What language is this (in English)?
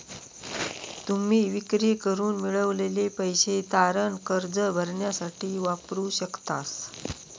Marathi